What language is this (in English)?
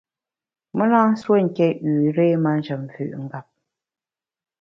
Bamun